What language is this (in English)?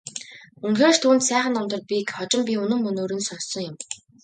Mongolian